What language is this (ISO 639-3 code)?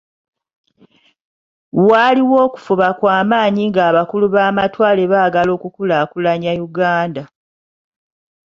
lug